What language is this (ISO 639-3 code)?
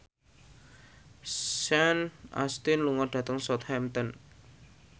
jav